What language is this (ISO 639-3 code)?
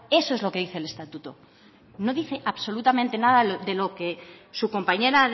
spa